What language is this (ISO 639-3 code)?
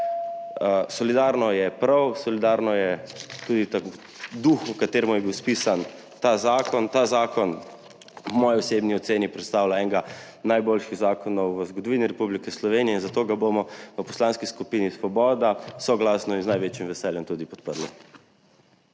slv